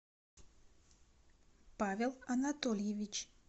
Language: Russian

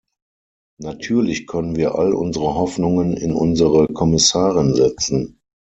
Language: German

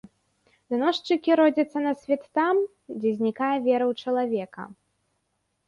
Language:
Belarusian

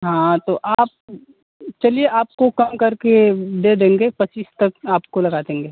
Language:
Hindi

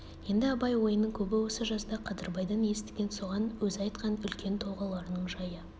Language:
Kazakh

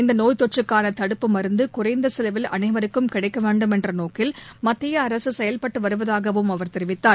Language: Tamil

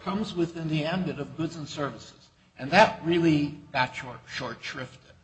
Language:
English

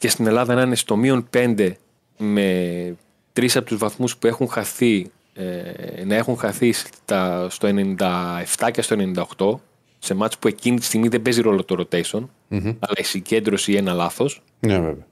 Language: Greek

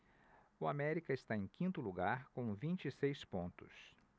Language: Portuguese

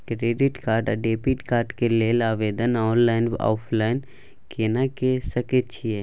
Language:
Maithili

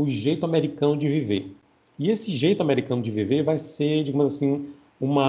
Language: Portuguese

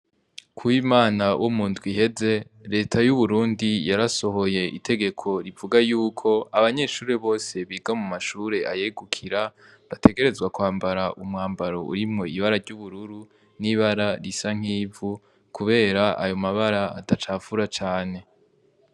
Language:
Rundi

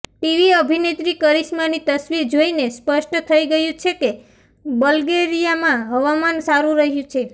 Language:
Gujarati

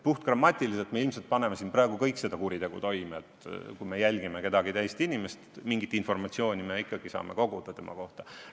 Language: Estonian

